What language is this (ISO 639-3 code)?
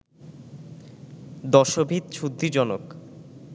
ben